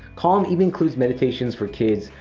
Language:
English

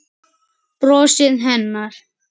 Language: Icelandic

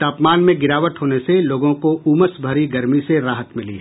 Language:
Hindi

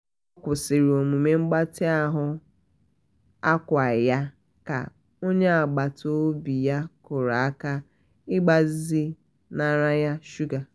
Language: Igbo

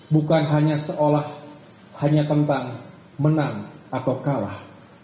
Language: Indonesian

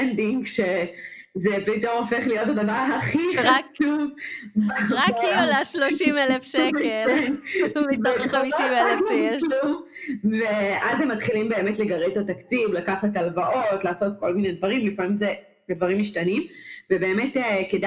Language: Hebrew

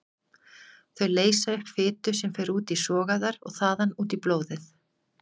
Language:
Icelandic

